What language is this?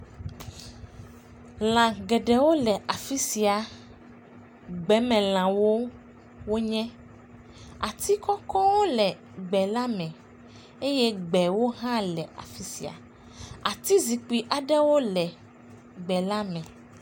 Ewe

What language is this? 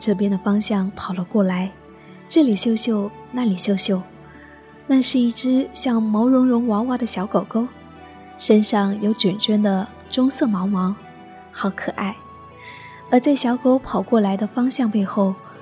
Chinese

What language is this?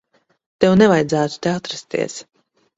Latvian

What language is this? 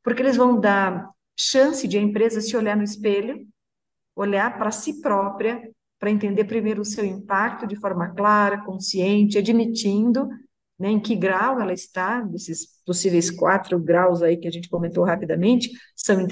Portuguese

